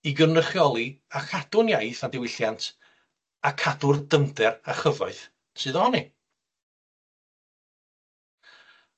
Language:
Welsh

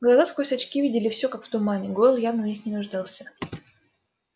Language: Russian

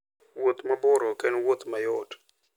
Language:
Luo (Kenya and Tanzania)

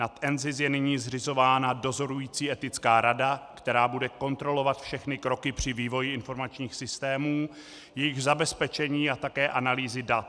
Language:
Czech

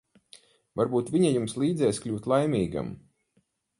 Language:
Latvian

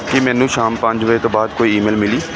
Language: Punjabi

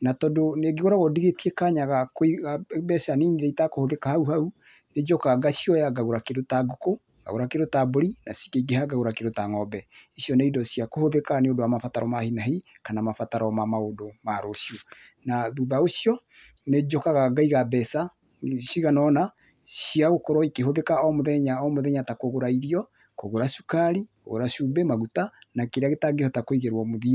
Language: Kikuyu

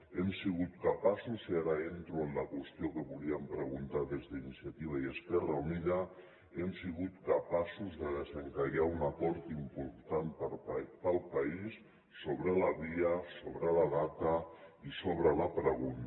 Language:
Catalan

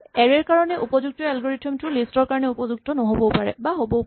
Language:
Assamese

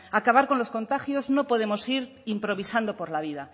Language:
Spanish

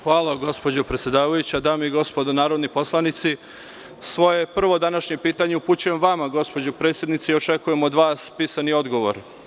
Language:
Serbian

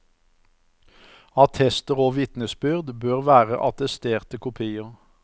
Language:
Norwegian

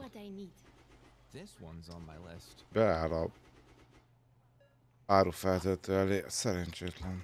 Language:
Hungarian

